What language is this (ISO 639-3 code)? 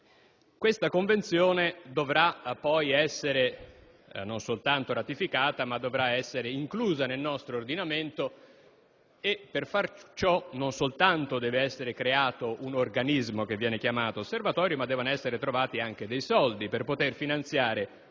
ita